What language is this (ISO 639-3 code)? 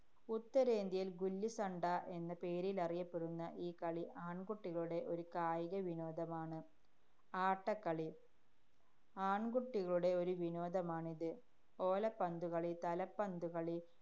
mal